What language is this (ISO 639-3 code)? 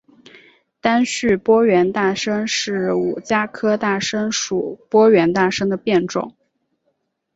zho